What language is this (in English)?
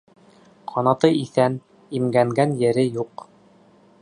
Bashkir